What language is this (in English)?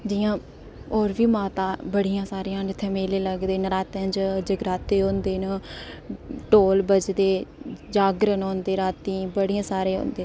Dogri